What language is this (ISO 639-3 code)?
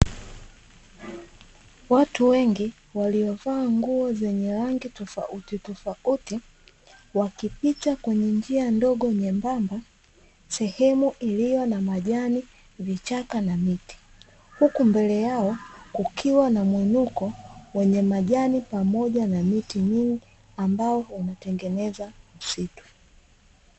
swa